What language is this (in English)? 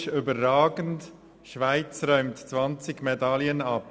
Swiss German